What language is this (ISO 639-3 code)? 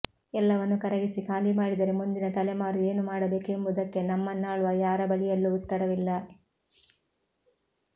kan